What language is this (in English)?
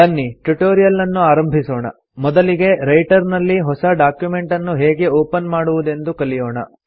Kannada